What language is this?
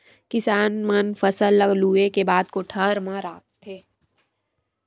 Chhattisgarhi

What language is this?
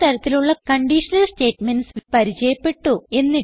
Malayalam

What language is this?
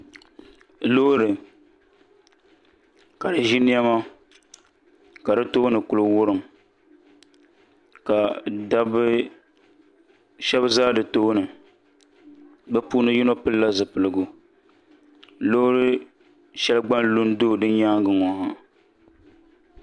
Dagbani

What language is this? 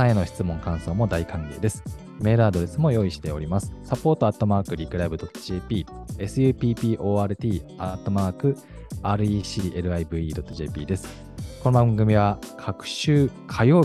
Japanese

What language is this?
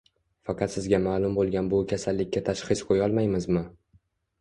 Uzbek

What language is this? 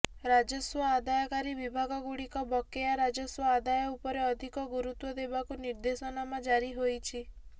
Odia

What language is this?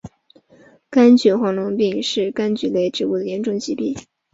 Chinese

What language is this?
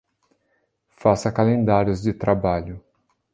Portuguese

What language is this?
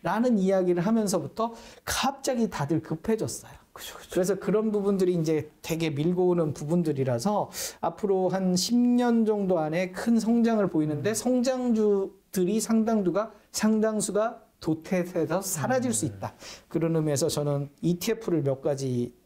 Korean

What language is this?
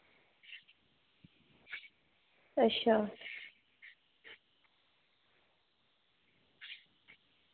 Dogri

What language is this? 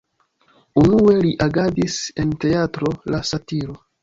Esperanto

